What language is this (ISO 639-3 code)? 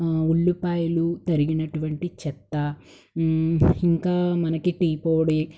tel